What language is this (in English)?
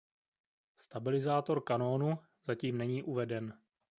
Czech